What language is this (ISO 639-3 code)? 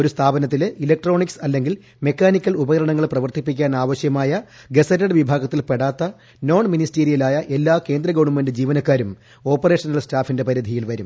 mal